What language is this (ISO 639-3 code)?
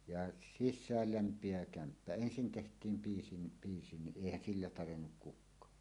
fin